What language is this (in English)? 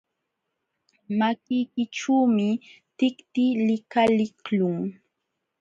Jauja Wanca Quechua